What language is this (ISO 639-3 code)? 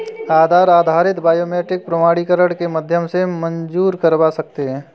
hin